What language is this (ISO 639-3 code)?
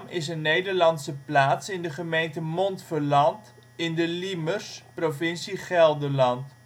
nld